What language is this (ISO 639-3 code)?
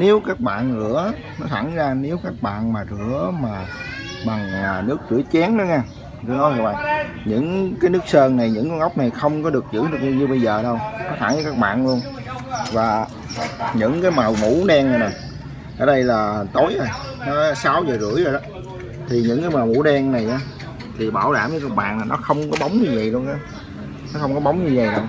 vie